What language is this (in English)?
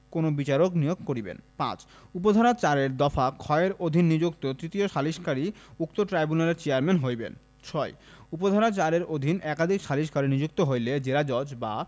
Bangla